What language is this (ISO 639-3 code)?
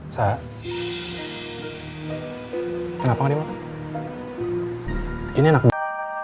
ind